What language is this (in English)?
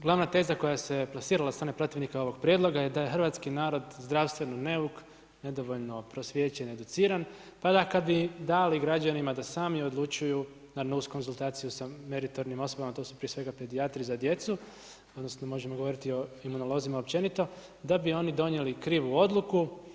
Croatian